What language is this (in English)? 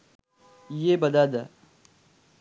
Sinhala